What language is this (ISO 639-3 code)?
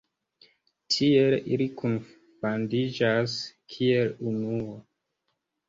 epo